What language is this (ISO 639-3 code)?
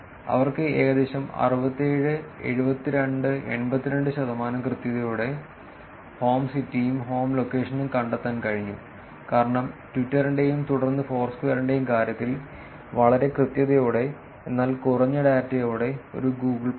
mal